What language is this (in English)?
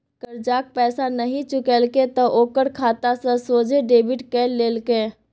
Maithili